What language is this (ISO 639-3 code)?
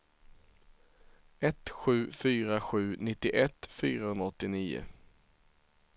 swe